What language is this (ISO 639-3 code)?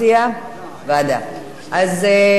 heb